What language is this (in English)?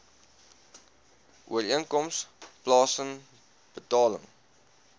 Afrikaans